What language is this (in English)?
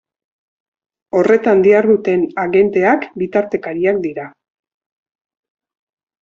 Basque